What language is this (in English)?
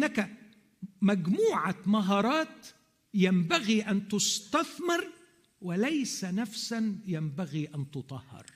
Arabic